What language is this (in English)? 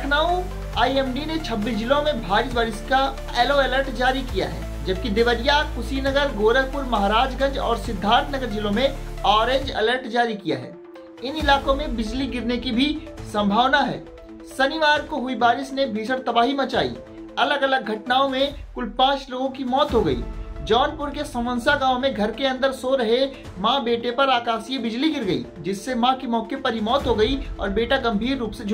Hindi